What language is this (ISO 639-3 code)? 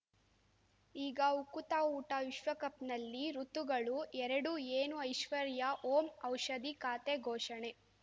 kan